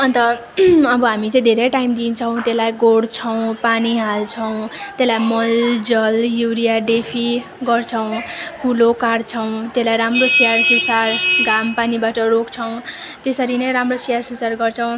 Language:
Nepali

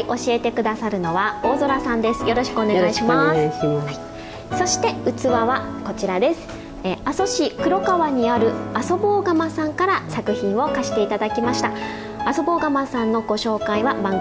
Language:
Japanese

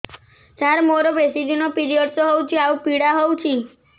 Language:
Odia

